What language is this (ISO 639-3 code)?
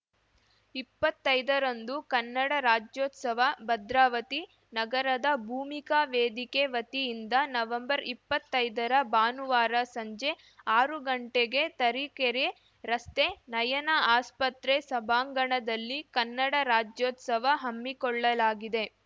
kan